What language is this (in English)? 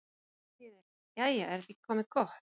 Icelandic